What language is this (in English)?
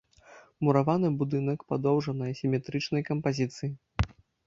Belarusian